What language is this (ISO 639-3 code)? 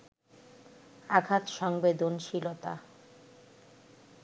ben